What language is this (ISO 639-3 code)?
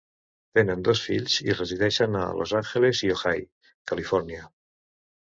cat